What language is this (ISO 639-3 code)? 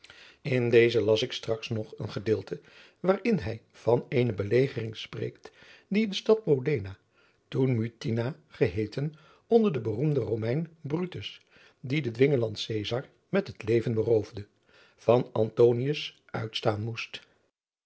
nld